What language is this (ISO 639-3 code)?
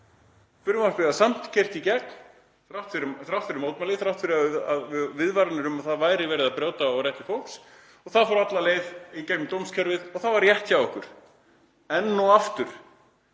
isl